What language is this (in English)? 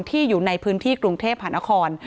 Thai